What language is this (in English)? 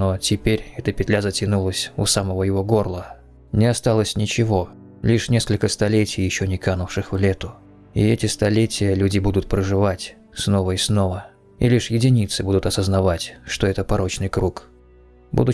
Russian